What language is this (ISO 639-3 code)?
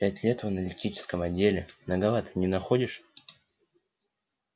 rus